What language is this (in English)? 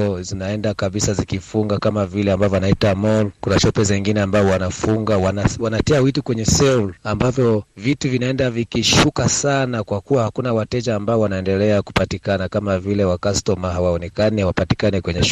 Swahili